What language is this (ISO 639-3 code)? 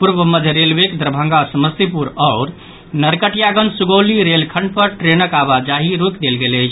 mai